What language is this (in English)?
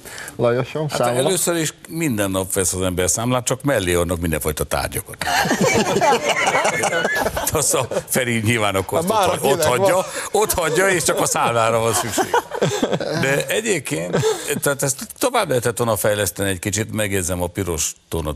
Hungarian